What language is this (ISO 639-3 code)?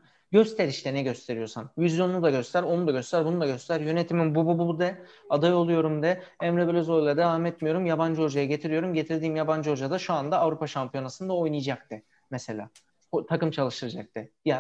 tur